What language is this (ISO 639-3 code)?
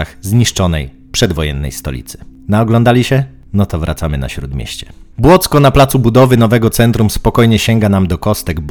pol